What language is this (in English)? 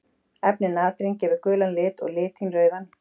Icelandic